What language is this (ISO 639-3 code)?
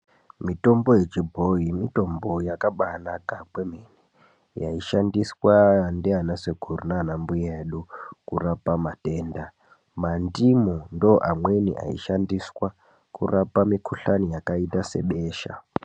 ndc